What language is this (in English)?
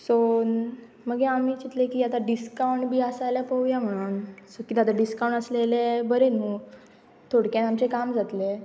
Konkani